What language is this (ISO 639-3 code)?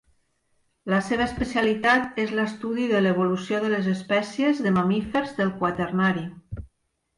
cat